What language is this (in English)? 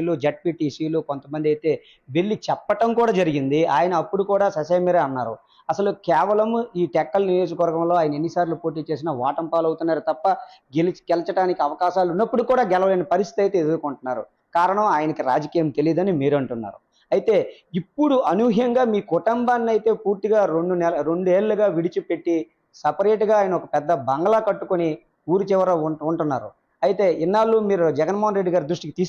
Telugu